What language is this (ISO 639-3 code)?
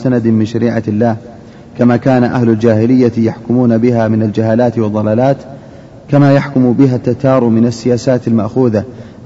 ara